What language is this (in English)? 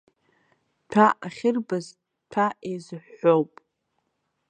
Abkhazian